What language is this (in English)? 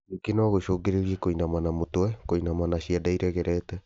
Kikuyu